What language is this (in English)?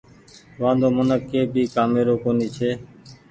Goaria